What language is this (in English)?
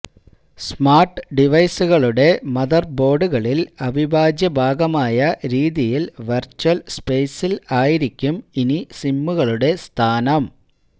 Malayalam